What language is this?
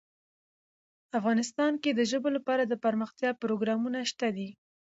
Pashto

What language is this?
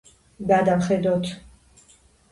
Georgian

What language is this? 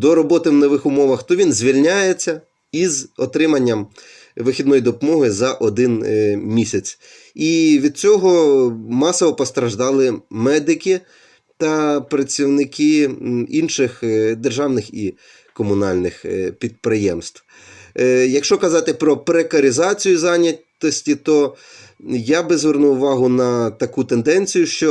Ukrainian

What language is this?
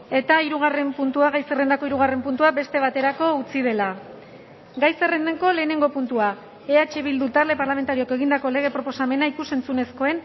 Basque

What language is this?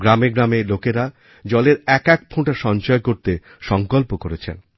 Bangla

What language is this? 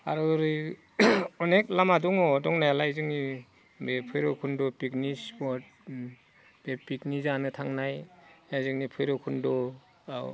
Bodo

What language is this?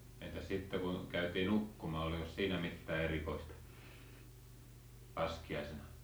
Finnish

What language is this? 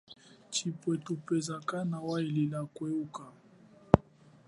Chokwe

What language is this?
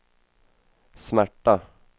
Swedish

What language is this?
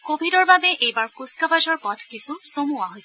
Assamese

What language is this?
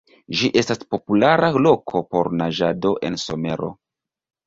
Esperanto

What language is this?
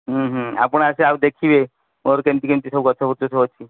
Odia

